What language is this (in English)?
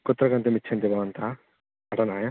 Sanskrit